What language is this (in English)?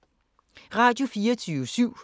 Danish